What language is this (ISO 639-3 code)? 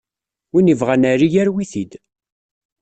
kab